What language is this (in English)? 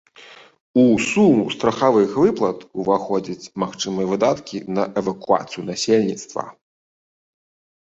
Belarusian